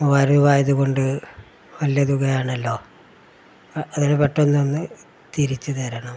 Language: Malayalam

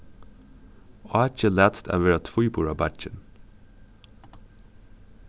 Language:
Faroese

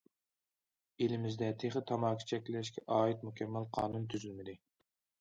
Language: Uyghur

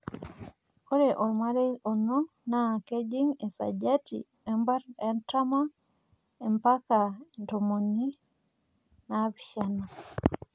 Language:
Masai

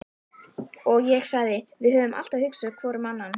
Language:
Icelandic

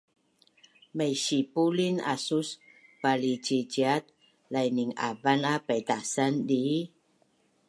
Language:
Bunun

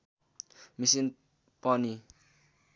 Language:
Nepali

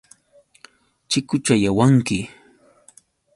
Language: Yauyos Quechua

